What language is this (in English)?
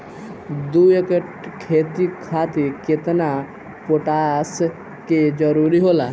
Bhojpuri